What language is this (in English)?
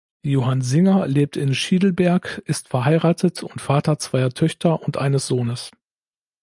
German